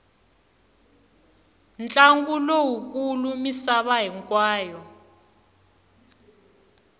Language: Tsonga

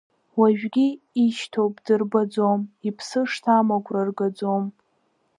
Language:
Abkhazian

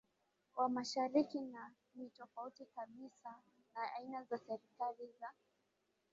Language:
Swahili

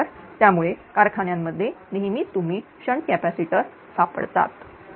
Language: Marathi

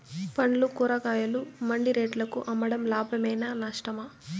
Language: Telugu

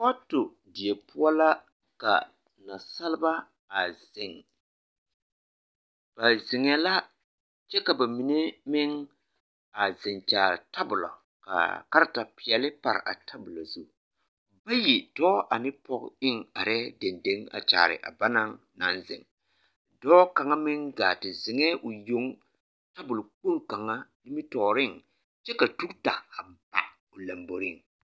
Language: Southern Dagaare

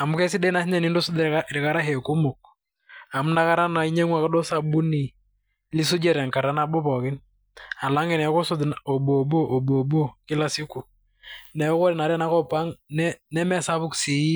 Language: Masai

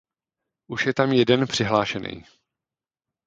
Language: Czech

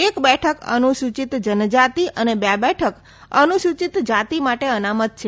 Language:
Gujarati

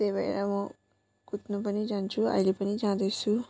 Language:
Nepali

